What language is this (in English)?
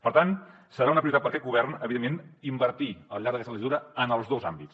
Catalan